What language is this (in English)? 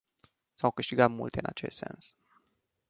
Romanian